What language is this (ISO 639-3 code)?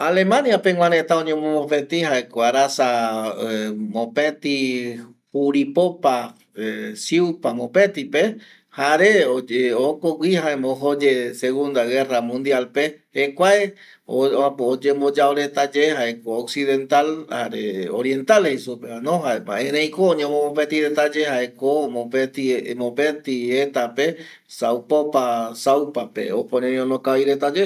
gui